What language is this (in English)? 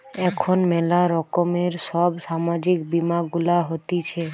Bangla